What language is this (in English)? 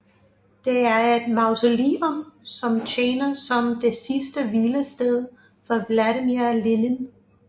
Danish